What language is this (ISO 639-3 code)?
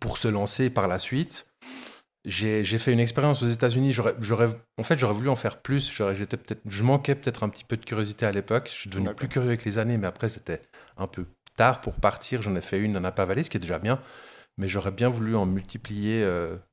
fra